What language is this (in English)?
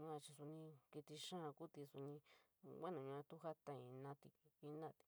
San Miguel El Grande Mixtec